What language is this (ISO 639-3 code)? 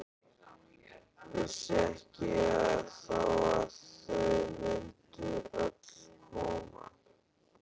isl